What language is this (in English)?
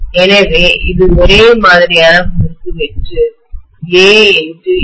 Tamil